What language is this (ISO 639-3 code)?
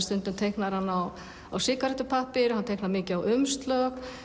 isl